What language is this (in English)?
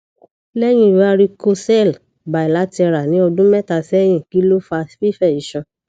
Yoruba